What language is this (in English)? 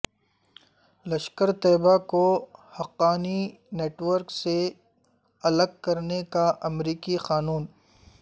Urdu